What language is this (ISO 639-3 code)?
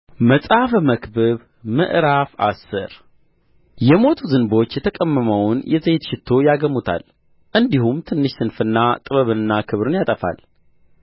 amh